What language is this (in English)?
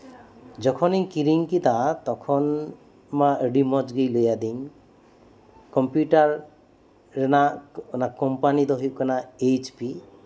Santali